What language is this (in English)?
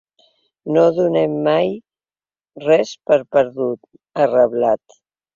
Catalan